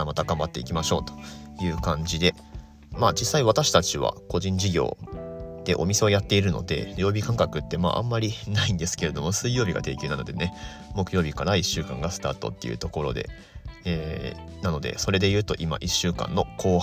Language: Japanese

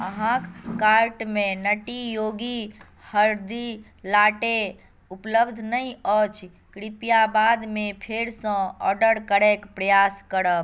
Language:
Maithili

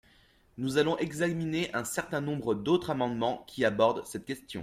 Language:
French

